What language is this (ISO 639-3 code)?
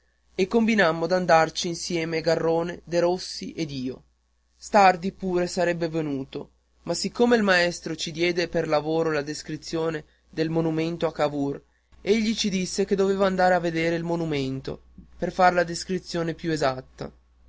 ita